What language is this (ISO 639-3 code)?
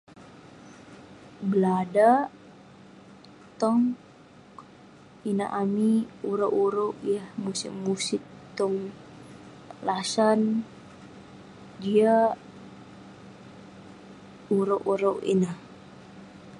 pne